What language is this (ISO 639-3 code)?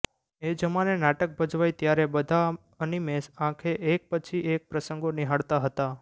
guj